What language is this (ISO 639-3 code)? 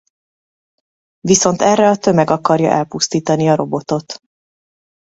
hun